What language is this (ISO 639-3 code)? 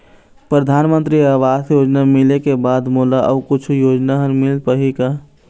hne